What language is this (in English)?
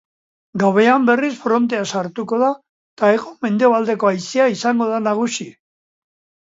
Basque